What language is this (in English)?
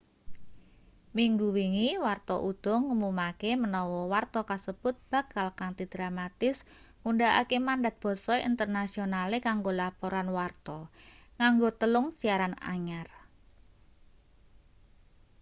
Javanese